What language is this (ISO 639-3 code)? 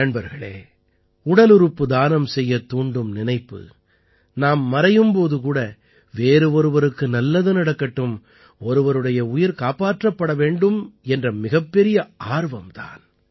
tam